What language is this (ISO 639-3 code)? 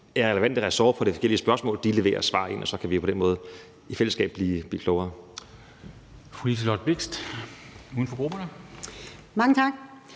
dan